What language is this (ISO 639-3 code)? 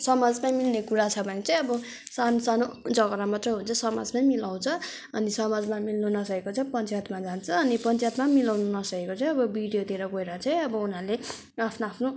nep